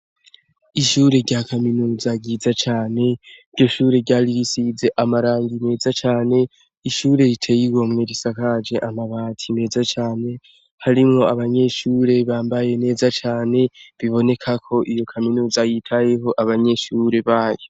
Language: Rundi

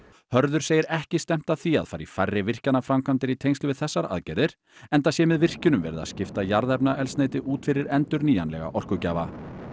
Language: Icelandic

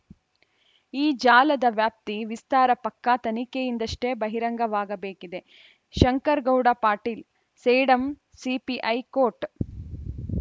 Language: Kannada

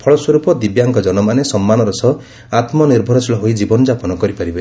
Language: Odia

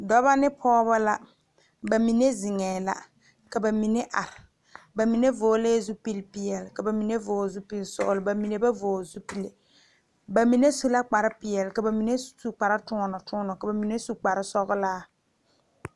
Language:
Southern Dagaare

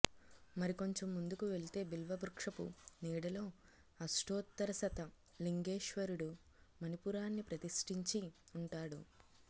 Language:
Telugu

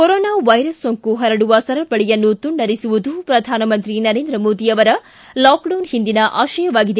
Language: Kannada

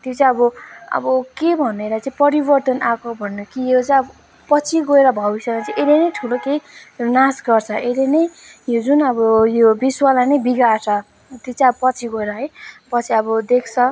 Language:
Nepali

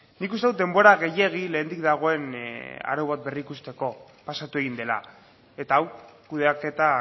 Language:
Basque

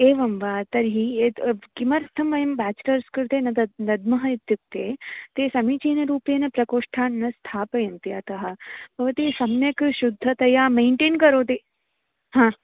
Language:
Sanskrit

